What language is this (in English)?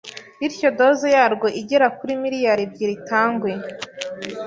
Kinyarwanda